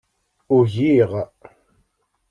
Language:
Kabyle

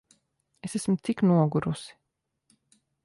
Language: Latvian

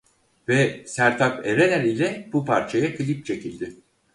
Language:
Turkish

